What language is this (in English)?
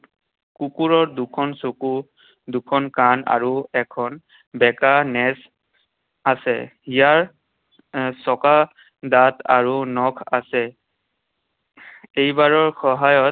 Assamese